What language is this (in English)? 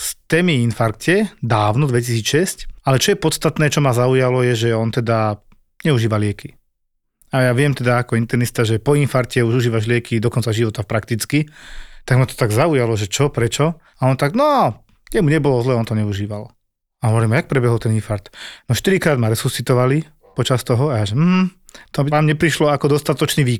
Slovak